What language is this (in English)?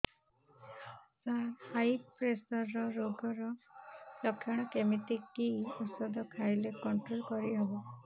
Odia